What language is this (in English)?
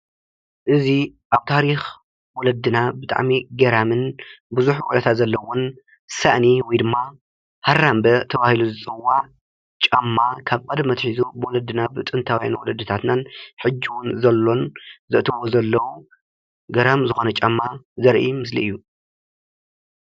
Tigrinya